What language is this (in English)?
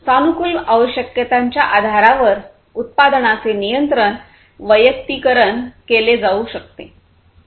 Marathi